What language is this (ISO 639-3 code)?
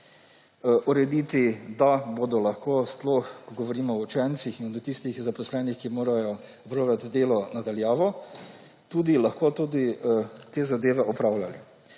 slv